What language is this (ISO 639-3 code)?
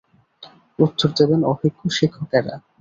ben